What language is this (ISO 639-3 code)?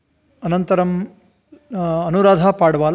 san